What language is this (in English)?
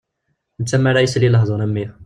Kabyle